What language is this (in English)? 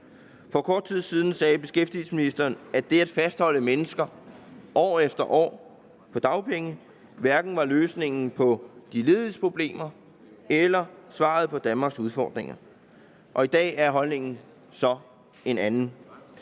Danish